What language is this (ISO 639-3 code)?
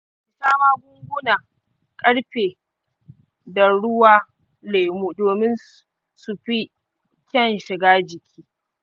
hau